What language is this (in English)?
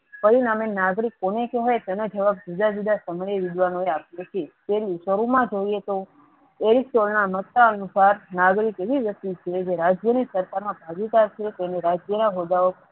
Gujarati